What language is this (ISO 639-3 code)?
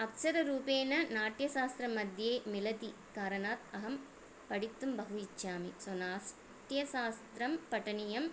san